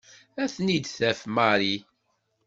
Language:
Kabyle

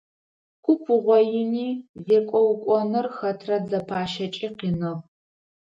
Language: Adyghe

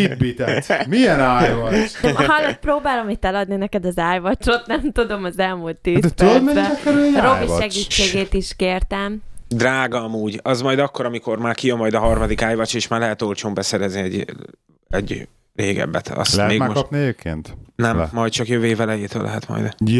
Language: Hungarian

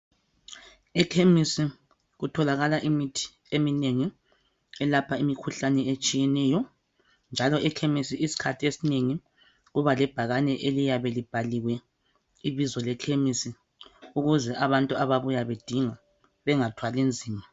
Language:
North Ndebele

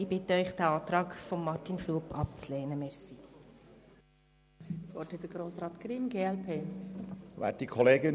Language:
Swiss German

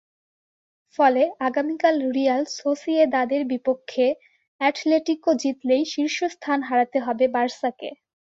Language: Bangla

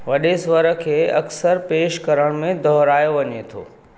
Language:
Sindhi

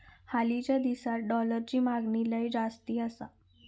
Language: Marathi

